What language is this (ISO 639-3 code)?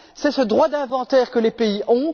fra